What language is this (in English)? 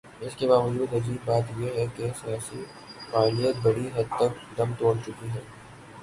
Urdu